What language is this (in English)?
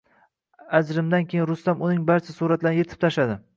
Uzbek